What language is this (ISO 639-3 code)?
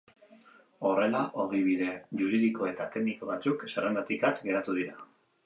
eus